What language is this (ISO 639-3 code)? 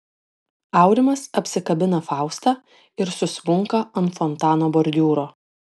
lit